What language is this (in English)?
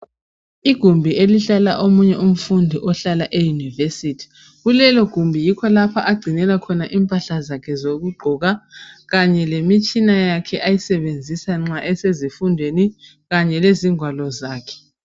North Ndebele